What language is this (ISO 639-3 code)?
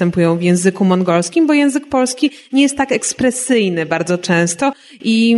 pol